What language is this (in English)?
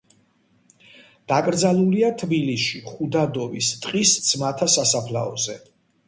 Georgian